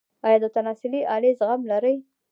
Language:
Pashto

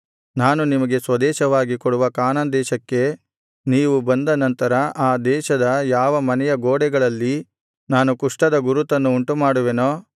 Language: Kannada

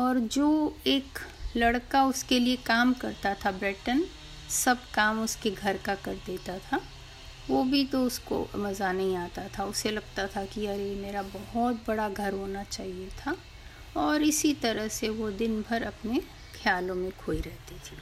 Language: Hindi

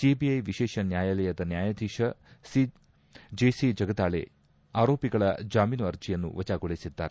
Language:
Kannada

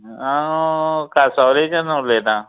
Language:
Konkani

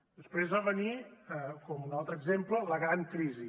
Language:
Catalan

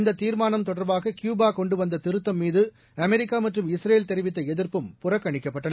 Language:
Tamil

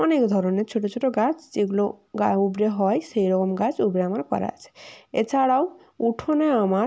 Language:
Bangla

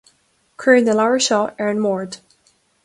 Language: Irish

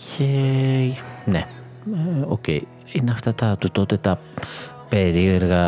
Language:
Greek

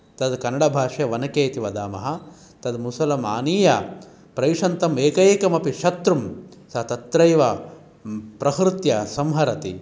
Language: Sanskrit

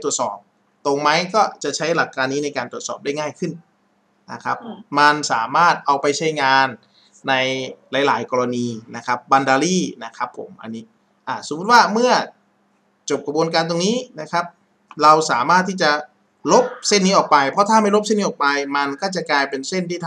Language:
Thai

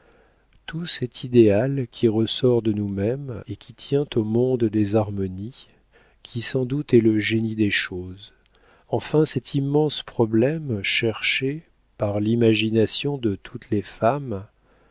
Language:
French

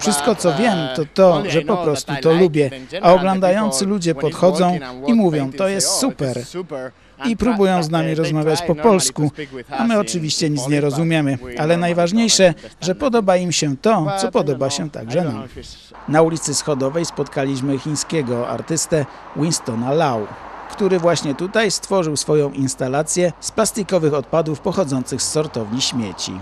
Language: Polish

